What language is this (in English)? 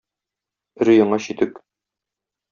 Tatar